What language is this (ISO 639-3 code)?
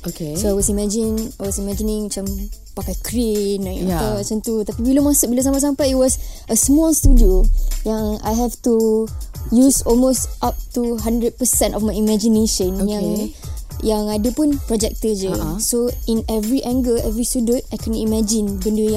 msa